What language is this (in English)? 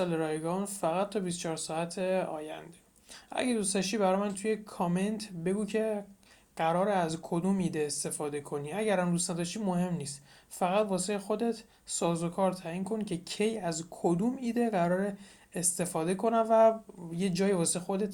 Persian